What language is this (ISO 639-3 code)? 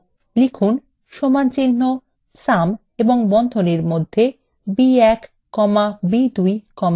ben